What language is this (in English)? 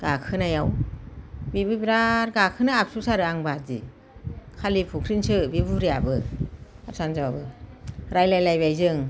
Bodo